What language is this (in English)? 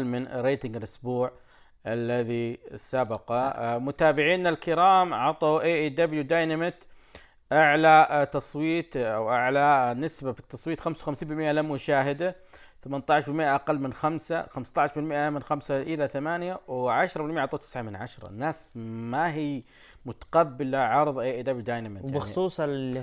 Arabic